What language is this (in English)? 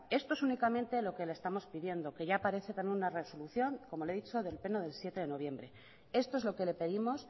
Spanish